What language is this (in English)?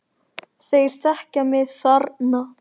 Icelandic